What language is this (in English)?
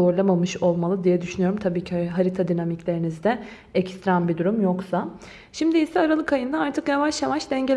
Turkish